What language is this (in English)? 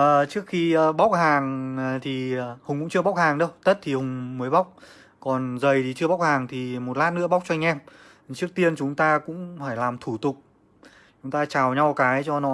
Vietnamese